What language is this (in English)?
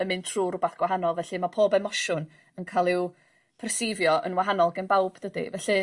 Welsh